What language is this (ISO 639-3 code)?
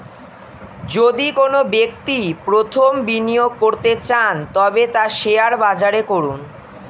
ben